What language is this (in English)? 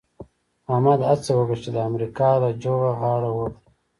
Pashto